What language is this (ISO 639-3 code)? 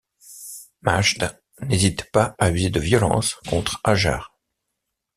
fra